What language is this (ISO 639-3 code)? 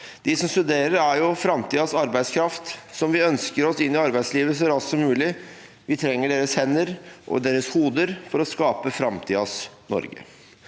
nor